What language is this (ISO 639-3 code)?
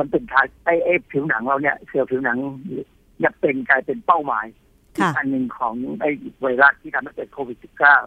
tha